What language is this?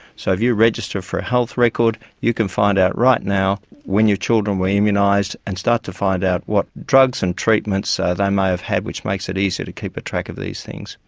English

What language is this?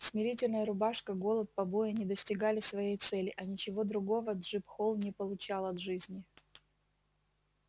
Russian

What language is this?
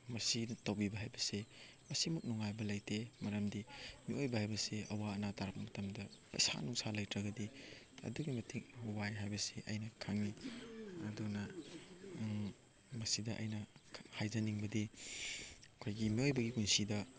Manipuri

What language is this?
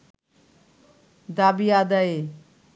Bangla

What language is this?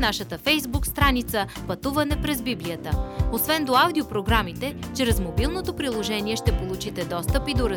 Bulgarian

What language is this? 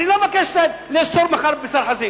Hebrew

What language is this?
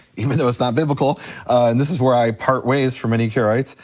English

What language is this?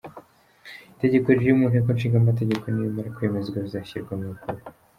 Kinyarwanda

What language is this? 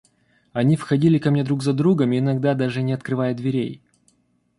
Russian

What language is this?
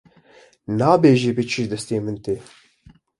Kurdish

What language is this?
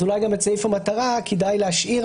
Hebrew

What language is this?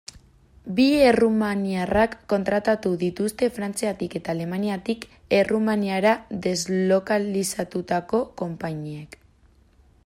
Basque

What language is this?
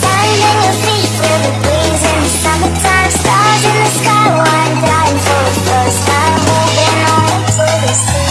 English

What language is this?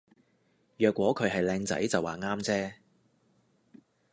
Cantonese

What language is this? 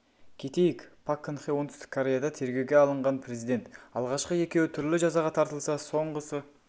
Kazakh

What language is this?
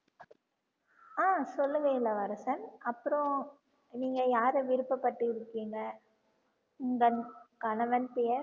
Tamil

